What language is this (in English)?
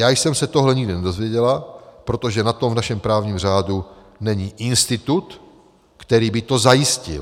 Czech